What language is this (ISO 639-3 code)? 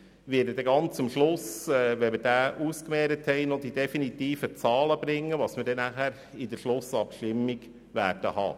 gsw